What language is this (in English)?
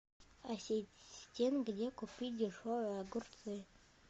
Russian